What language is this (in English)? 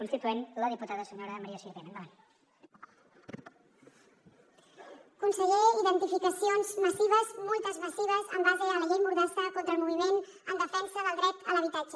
Catalan